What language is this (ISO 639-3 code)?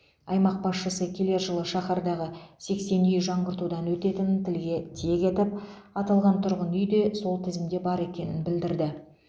kaz